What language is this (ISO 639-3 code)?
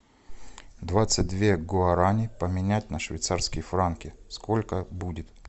rus